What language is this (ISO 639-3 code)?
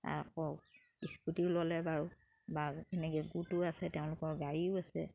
asm